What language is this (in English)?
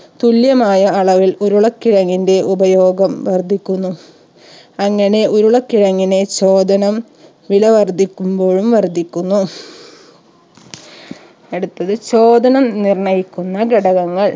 Malayalam